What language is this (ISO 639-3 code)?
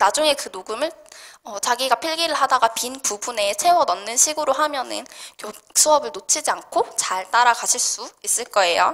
kor